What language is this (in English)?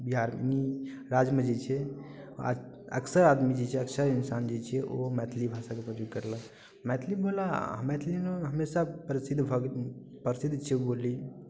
Maithili